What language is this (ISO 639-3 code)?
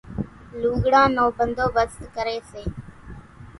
gjk